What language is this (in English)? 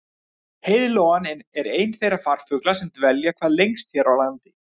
Icelandic